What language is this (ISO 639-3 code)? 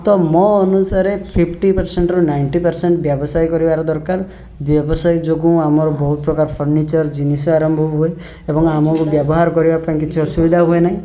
ori